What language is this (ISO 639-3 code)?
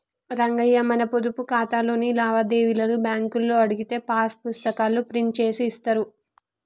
tel